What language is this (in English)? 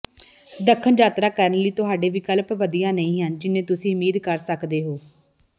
Punjabi